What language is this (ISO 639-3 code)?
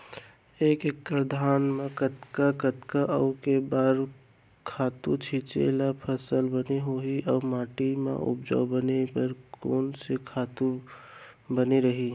hne